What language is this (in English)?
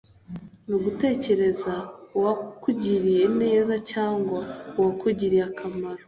Kinyarwanda